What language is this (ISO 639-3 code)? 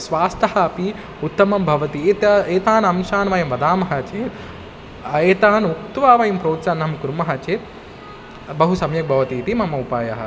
san